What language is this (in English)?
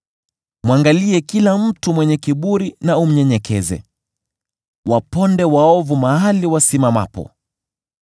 Swahili